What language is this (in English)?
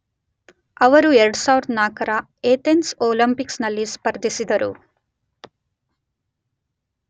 Kannada